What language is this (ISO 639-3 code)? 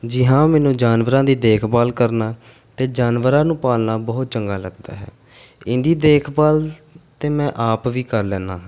pan